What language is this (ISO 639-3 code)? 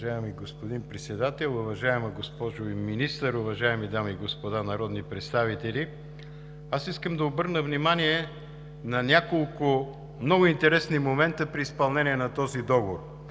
bul